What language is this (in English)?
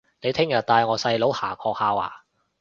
Cantonese